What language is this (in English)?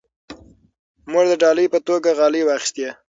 Pashto